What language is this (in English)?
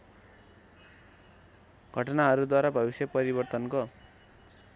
Nepali